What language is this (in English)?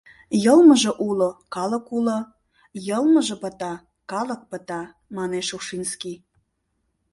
Mari